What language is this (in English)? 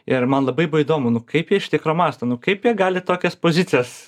Lithuanian